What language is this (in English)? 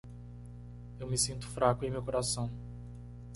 Portuguese